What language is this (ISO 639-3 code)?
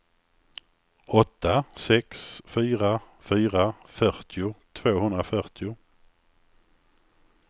swe